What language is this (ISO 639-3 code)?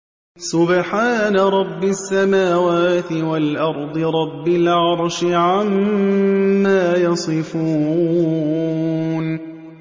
ara